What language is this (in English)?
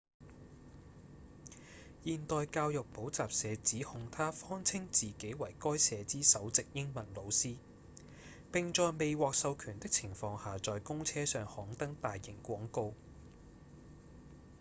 Cantonese